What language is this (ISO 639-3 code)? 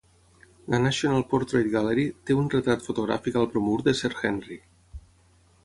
cat